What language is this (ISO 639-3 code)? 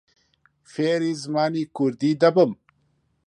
ckb